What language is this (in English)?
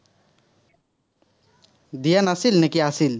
Assamese